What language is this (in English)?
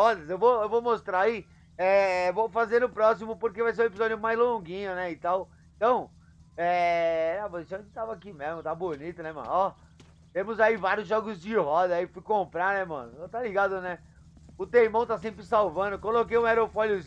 Portuguese